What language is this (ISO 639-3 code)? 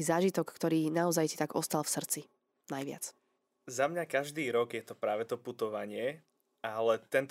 slk